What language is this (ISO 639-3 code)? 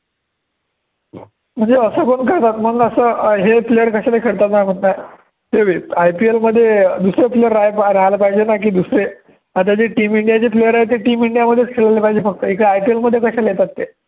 mar